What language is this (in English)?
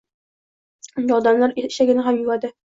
Uzbek